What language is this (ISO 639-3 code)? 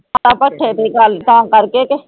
pan